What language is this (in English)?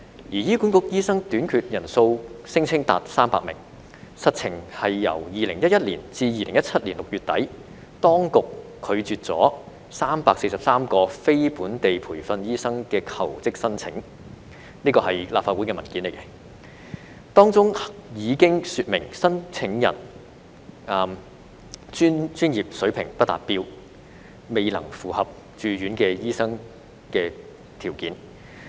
Cantonese